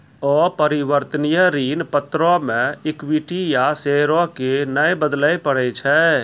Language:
Maithili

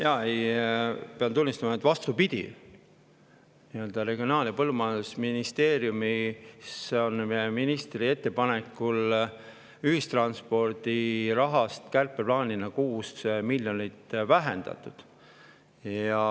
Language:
Estonian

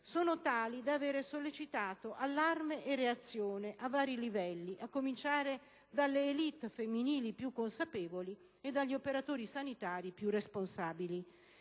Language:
Italian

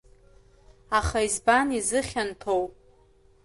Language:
Abkhazian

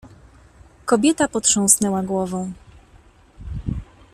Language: Polish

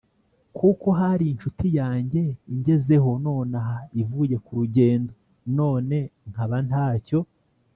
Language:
Kinyarwanda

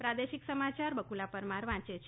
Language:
Gujarati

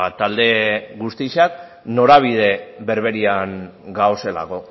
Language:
Basque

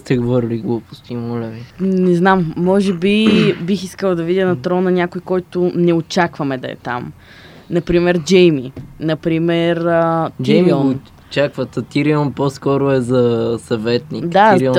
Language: Bulgarian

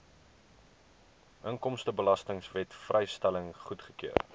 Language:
Afrikaans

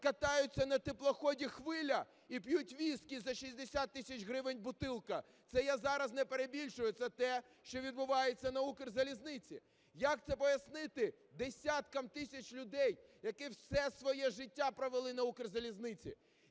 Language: Ukrainian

